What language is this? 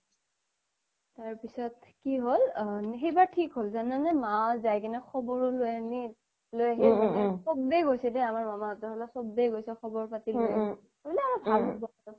Assamese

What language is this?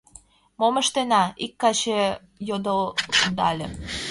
Mari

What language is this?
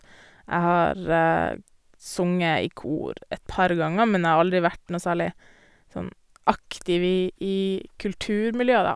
Norwegian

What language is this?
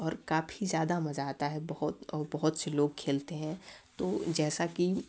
Hindi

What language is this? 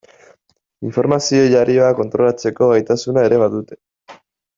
Basque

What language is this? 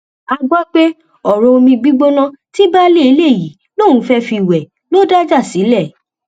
Yoruba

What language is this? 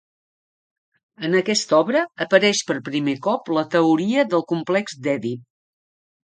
Catalan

